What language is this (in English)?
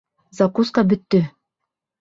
Bashkir